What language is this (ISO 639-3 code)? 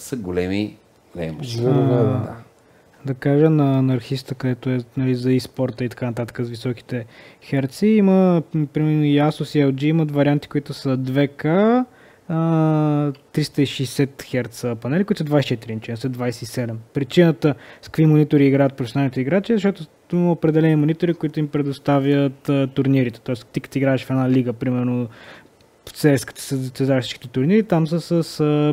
bul